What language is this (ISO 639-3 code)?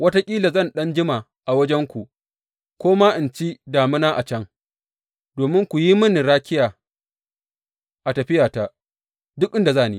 hau